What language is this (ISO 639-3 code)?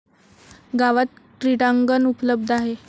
mar